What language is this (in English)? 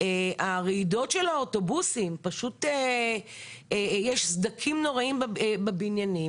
Hebrew